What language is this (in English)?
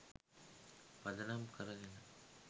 Sinhala